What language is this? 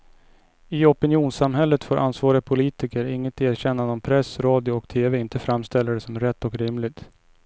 Swedish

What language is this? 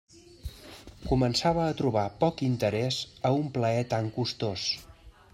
Catalan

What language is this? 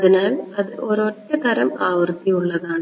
Malayalam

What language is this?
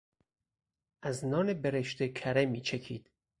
Persian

